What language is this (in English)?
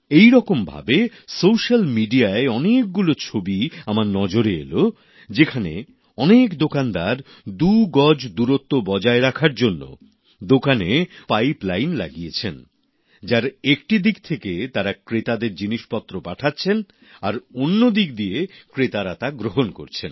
Bangla